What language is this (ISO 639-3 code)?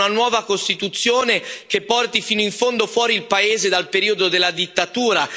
ita